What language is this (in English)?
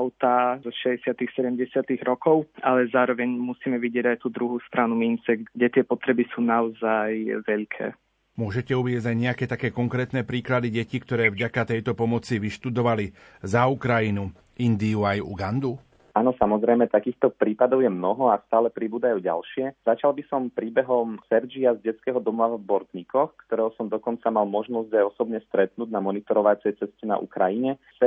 Slovak